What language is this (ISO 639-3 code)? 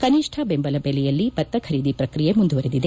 kan